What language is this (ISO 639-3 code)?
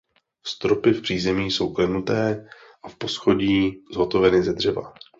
ces